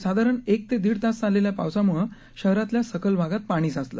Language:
Marathi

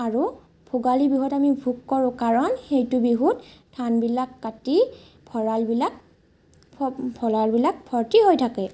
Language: Assamese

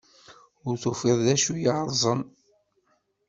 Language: Kabyle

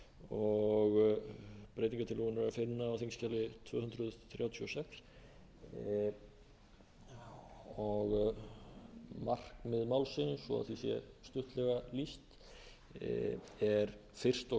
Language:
Icelandic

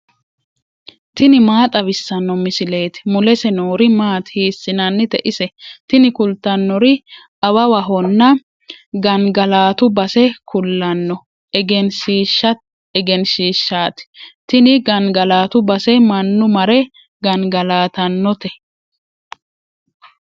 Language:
Sidamo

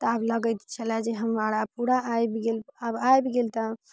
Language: Maithili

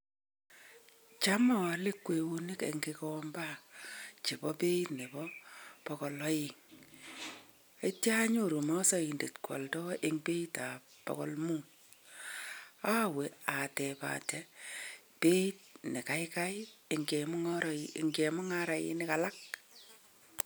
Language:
Kalenjin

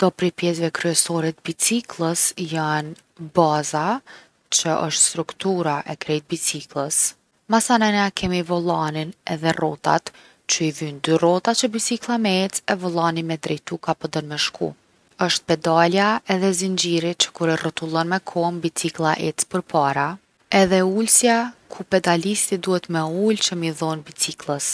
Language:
Gheg Albanian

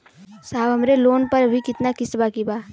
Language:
Bhojpuri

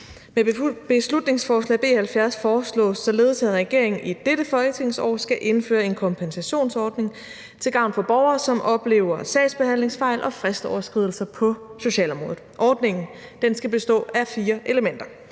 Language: Danish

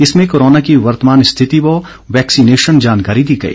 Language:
Hindi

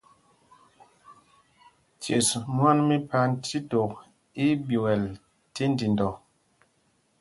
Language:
Mpumpong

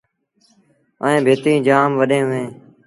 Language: Sindhi Bhil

